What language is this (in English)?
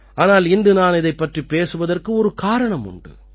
Tamil